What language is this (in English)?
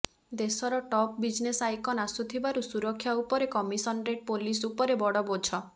Odia